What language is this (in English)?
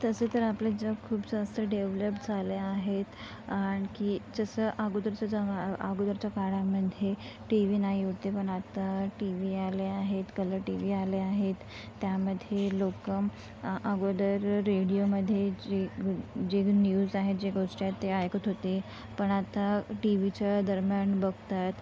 Marathi